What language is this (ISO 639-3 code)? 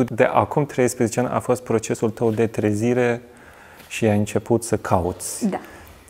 ron